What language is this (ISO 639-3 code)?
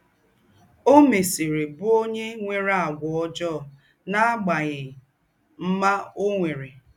ibo